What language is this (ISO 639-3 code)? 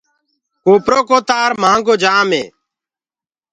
ggg